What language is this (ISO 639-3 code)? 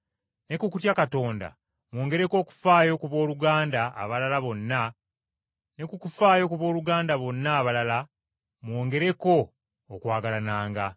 lug